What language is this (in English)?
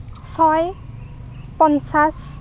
Assamese